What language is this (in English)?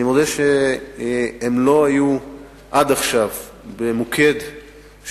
Hebrew